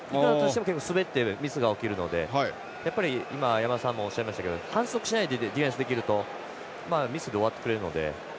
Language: Japanese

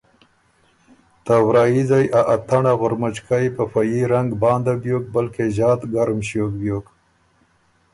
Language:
Ormuri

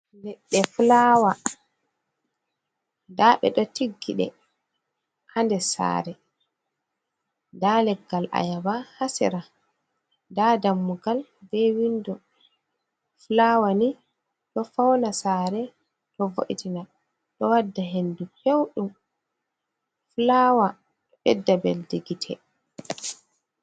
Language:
Fula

